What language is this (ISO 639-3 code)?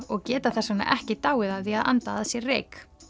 isl